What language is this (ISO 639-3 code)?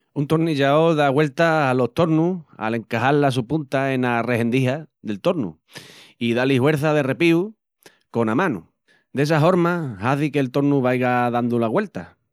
ext